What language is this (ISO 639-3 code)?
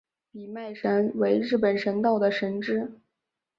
zho